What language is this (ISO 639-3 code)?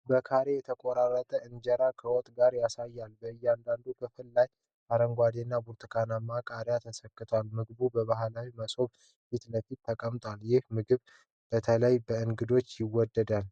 amh